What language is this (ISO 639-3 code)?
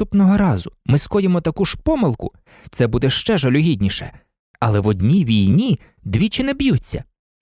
ukr